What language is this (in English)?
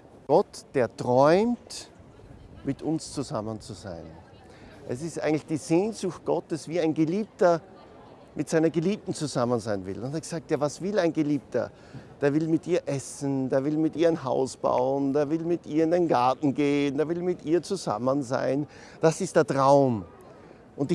German